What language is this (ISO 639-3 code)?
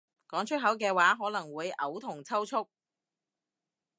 yue